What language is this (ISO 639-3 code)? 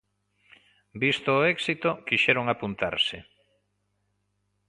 glg